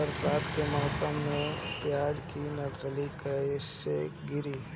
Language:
Bhojpuri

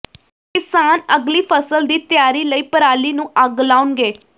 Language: Punjabi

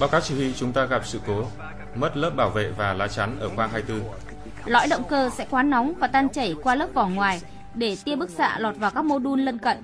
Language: Vietnamese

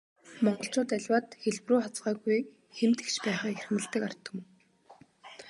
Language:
Mongolian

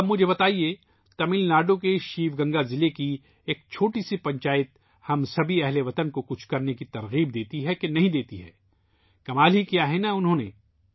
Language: Urdu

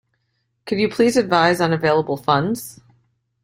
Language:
English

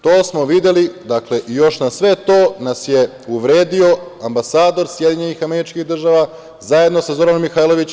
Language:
Serbian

